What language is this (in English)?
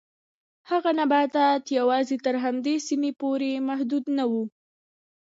Pashto